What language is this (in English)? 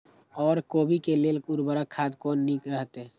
Maithili